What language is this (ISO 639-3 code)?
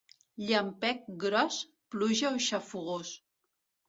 cat